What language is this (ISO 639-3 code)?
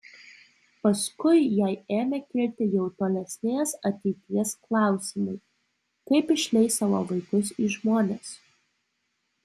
lit